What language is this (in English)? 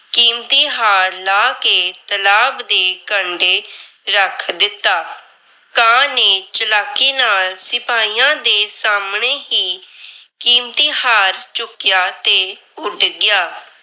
Punjabi